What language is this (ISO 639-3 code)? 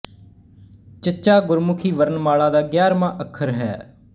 pan